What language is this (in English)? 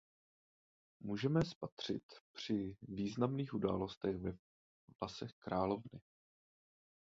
Czech